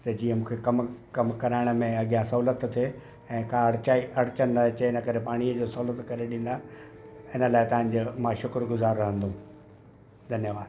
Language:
Sindhi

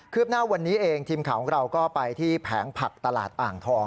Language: Thai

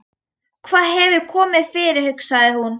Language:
Icelandic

